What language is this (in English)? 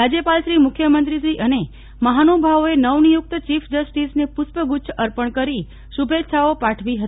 Gujarati